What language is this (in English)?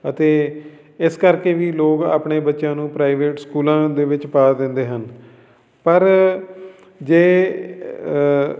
Punjabi